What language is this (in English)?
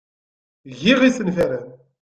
Kabyle